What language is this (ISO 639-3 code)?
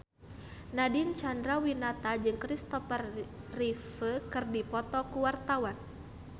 sun